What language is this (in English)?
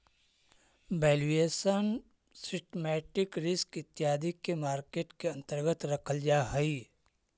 Magahi